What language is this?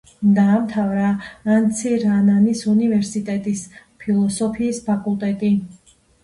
Georgian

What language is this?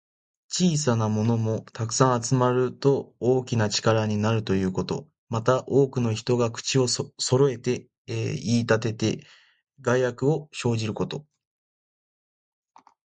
Japanese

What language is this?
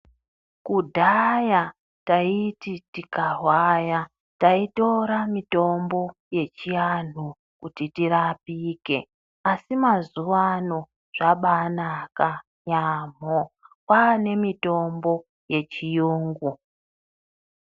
Ndau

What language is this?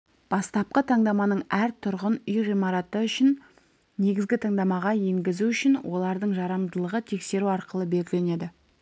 Kazakh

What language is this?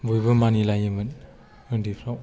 Bodo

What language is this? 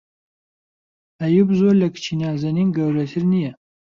Central Kurdish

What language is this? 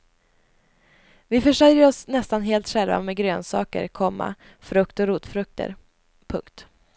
Swedish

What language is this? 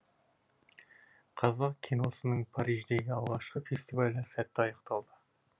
Kazakh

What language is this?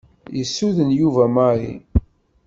Kabyle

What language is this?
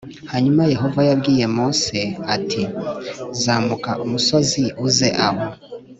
Kinyarwanda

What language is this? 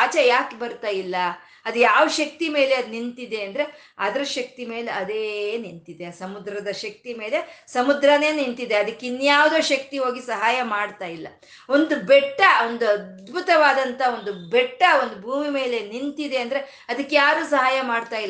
Kannada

